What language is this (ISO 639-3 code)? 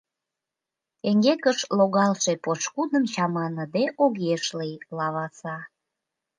chm